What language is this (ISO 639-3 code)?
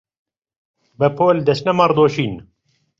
ckb